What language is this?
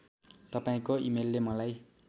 Nepali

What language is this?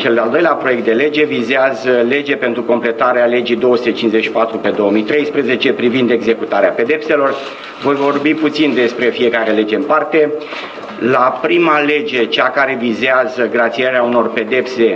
Romanian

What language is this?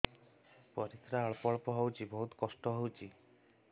Odia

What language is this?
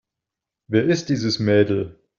German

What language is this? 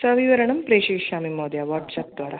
Sanskrit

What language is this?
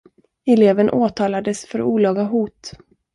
Swedish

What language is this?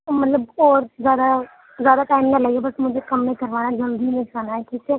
Urdu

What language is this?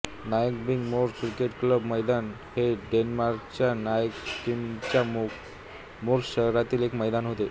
Marathi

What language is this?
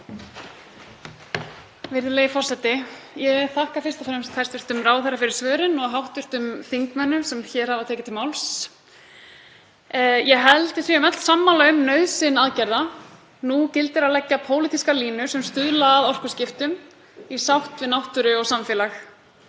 Icelandic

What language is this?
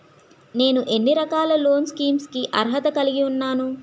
Telugu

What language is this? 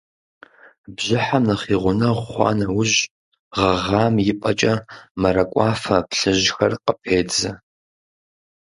Kabardian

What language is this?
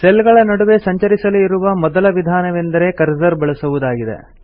Kannada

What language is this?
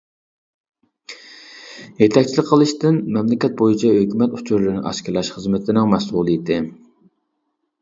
Uyghur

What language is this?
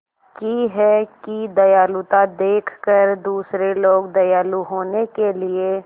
Hindi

